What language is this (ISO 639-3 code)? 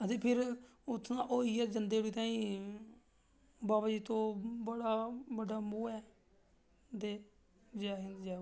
doi